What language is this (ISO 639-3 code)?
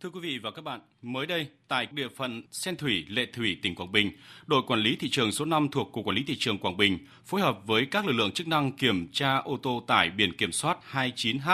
vie